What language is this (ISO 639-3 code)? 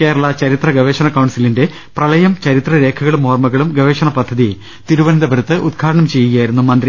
mal